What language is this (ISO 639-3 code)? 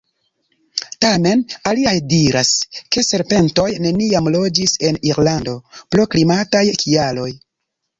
epo